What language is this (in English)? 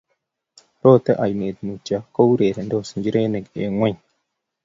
Kalenjin